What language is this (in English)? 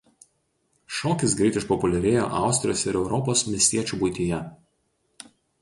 Lithuanian